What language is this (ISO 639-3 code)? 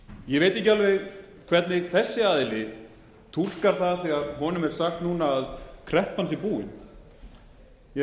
isl